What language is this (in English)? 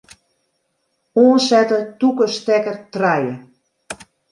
Western Frisian